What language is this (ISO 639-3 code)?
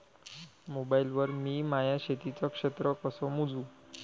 mar